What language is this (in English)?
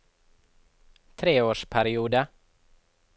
Norwegian